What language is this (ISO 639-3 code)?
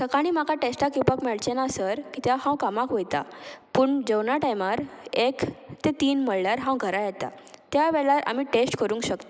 kok